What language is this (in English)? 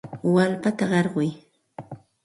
Santa Ana de Tusi Pasco Quechua